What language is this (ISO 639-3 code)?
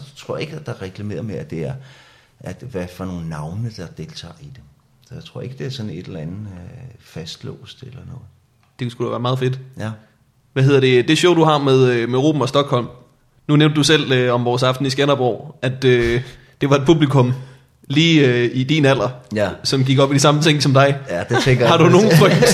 dan